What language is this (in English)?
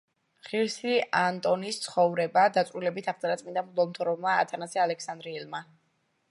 Georgian